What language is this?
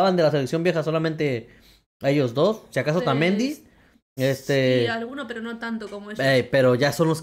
Spanish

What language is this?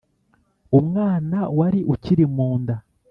Kinyarwanda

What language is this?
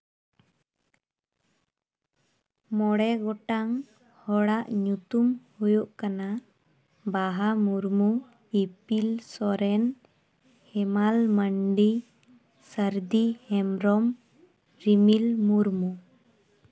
Santali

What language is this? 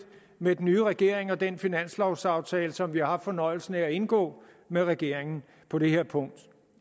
Danish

